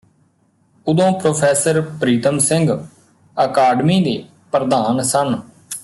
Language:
Punjabi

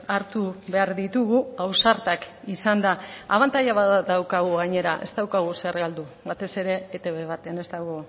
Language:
Basque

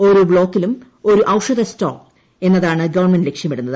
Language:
Malayalam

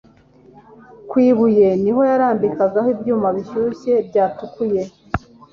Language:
Kinyarwanda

